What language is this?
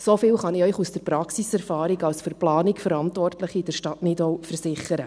Swiss German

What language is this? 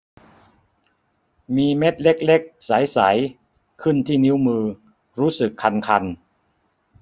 Thai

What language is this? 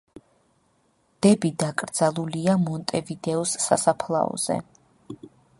Georgian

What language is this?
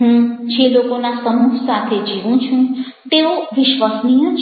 Gujarati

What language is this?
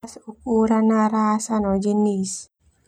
Termanu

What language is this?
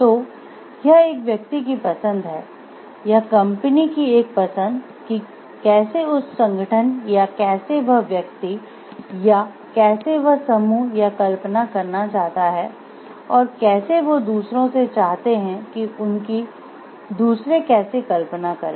Hindi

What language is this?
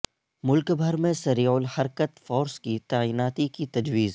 Urdu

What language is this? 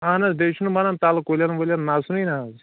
Kashmiri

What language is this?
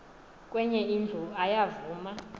Xhosa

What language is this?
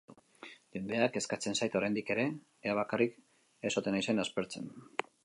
Basque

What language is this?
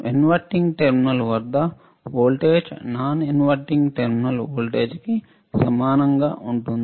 Telugu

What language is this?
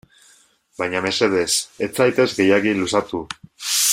Basque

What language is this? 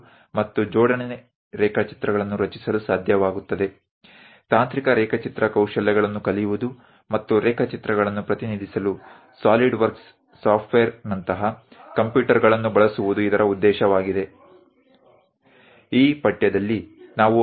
Gujarati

